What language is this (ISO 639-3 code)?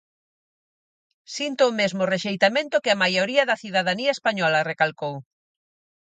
glg